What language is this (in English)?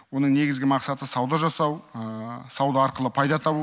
Kazakh